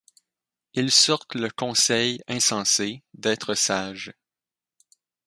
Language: French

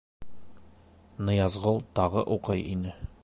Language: Bashkir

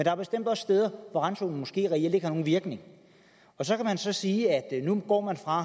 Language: Danish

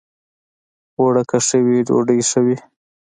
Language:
Pashto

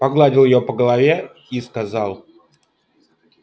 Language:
Russian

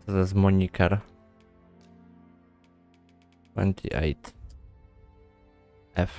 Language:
Polish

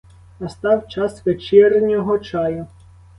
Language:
Ukrainian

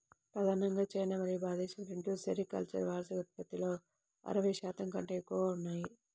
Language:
Telugu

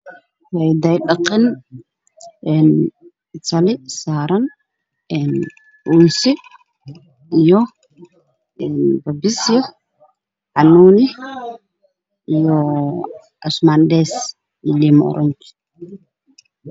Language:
Somali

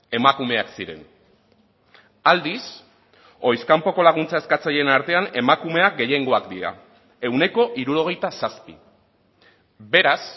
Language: Basque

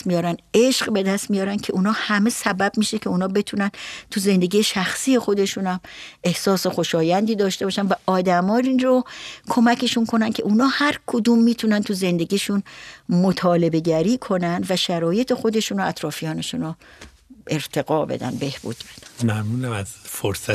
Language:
Persian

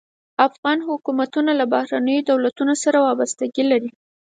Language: Pashto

